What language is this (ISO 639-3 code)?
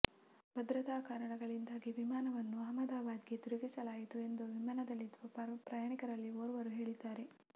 kan